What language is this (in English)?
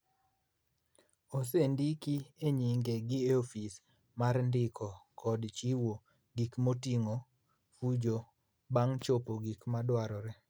Luo (Kenya and Tanzania)